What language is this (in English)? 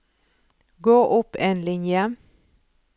Norwegian